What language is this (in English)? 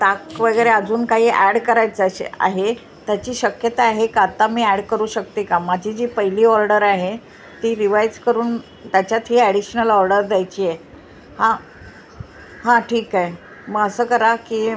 Marathi